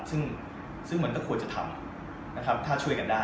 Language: Thai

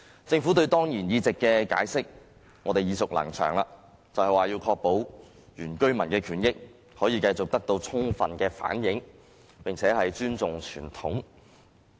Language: Cantonese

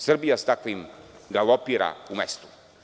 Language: Serbian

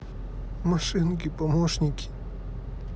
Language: Russian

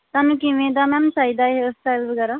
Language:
Punjabi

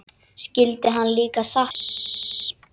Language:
Icelandic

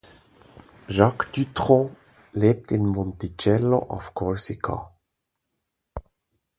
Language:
German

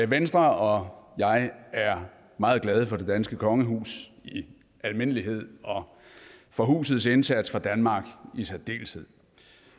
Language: Danish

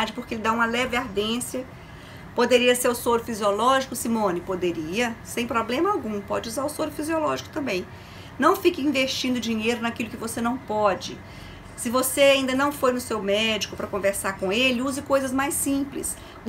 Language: Portuguese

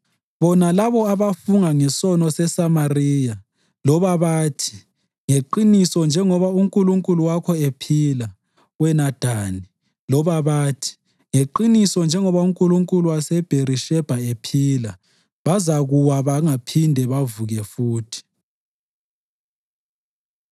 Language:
North Ndebele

